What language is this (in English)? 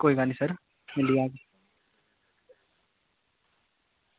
Dogri